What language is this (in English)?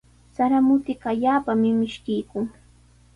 Sihuas Ancash Quechua